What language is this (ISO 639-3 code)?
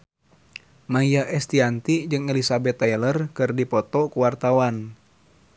sun